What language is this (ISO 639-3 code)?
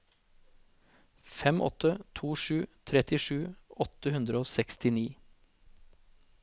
nor